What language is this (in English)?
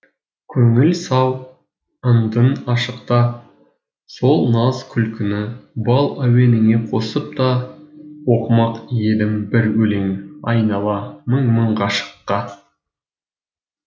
Kazakh